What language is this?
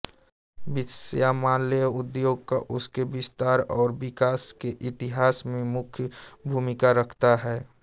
Hindi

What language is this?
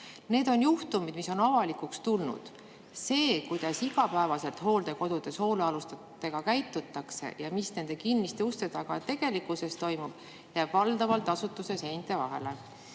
Estonian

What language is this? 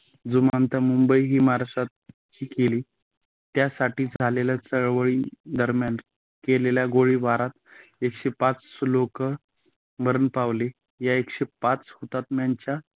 Marathi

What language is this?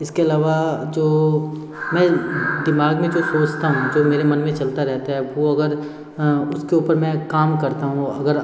Hindi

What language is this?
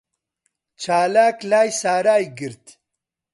Central Kurdish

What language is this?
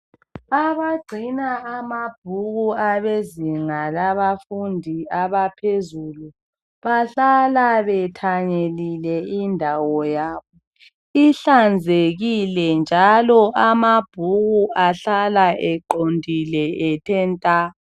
North Ndebele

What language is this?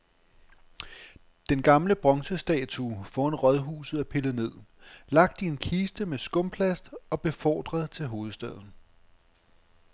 Danish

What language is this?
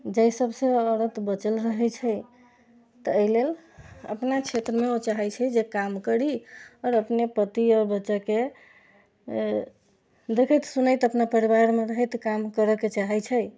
Maithili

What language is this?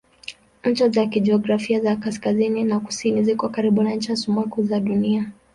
Swahili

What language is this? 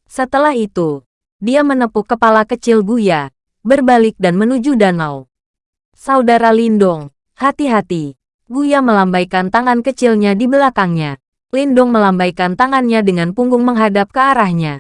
Indonesian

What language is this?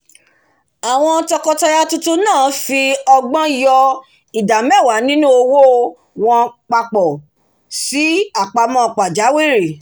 Yoruba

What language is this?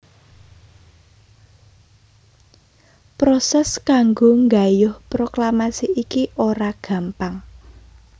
Javanese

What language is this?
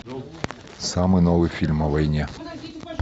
Russian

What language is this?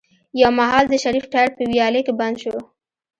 Pashto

